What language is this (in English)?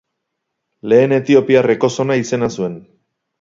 Basque